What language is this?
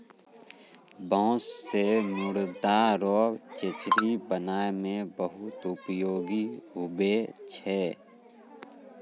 Maithili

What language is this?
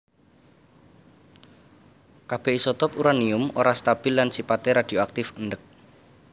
Javanese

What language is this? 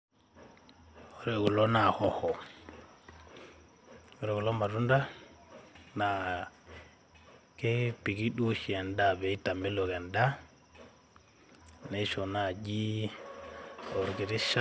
Masai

